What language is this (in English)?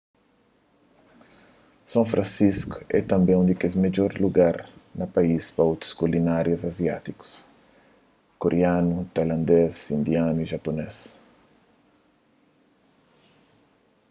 Kabuverdianu